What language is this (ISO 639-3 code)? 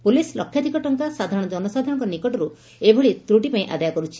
ori